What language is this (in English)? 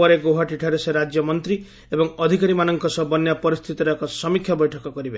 Odia